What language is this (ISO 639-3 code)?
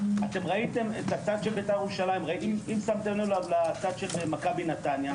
heb